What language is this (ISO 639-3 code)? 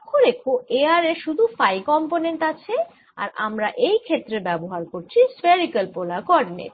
ben